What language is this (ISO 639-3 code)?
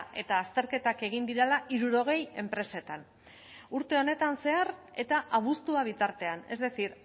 eus